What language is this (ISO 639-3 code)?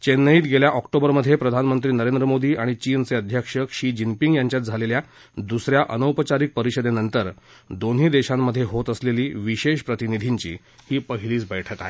mar